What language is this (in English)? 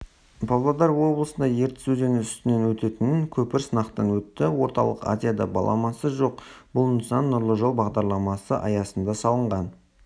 Kazakh